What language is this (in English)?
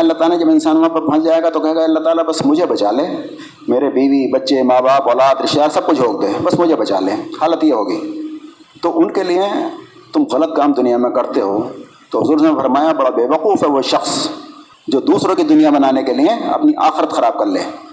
Urdu